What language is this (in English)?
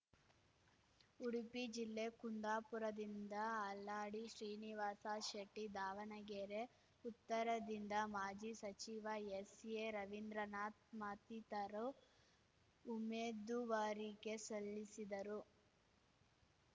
Kannada